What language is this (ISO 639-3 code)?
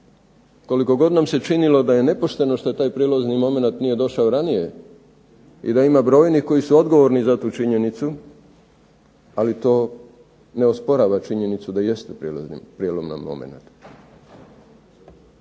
hrv